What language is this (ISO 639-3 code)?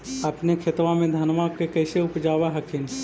mag